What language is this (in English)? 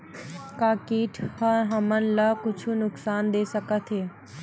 Chhattisgarhi